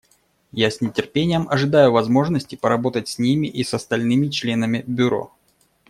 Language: Russian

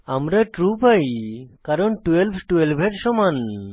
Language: Bangla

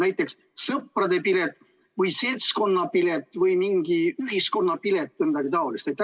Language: Estonian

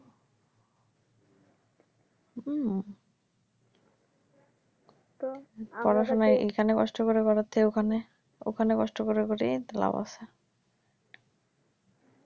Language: Bangla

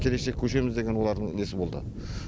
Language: Kazakh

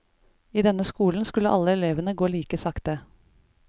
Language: Norwegian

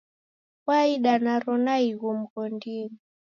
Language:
Taita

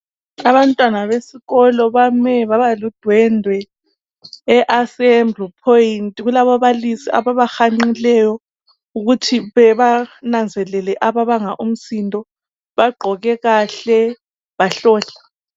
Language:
North Ndebele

